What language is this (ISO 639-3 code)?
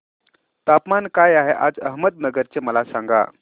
mar